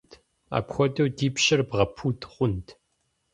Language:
Kabardian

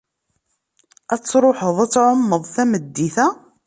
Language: Kabyle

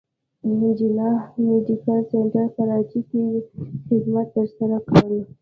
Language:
Pashto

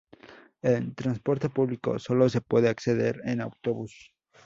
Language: Spanish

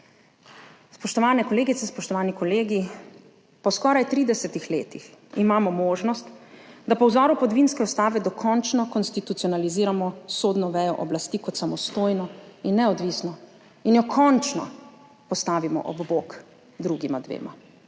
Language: Slovenian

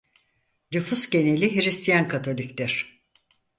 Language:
Turkish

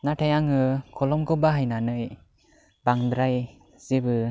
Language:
Bodo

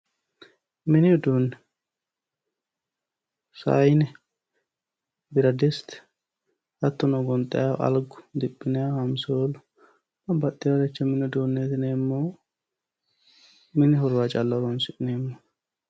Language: Sidamo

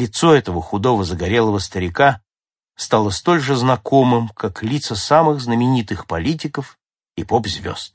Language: Russian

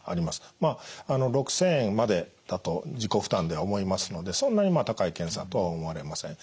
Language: Japanese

